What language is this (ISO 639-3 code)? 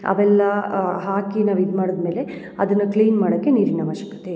kan